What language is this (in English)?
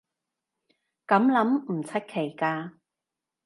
Cantonese